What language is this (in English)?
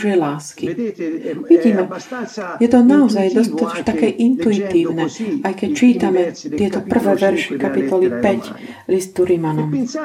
Slovak